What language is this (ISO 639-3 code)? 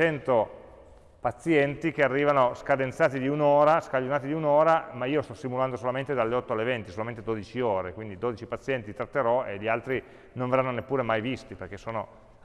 ita